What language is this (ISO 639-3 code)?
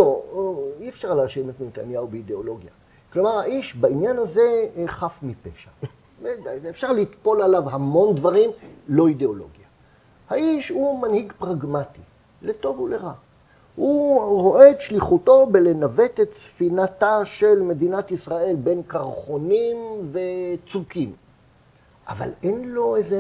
heb